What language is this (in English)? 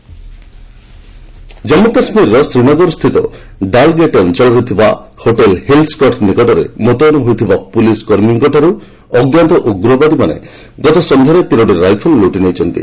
Odia